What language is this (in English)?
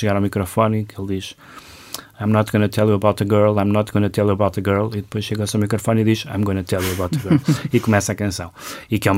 Portuguese